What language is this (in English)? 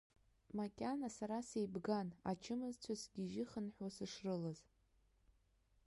Abkhazian